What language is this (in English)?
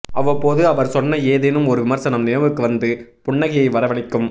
Tamil